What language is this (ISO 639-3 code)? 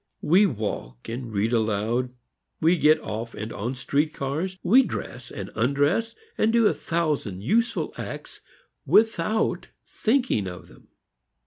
eng